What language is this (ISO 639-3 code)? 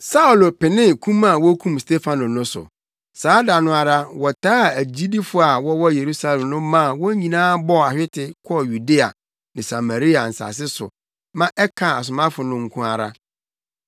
aka